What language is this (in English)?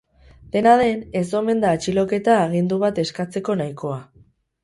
Basque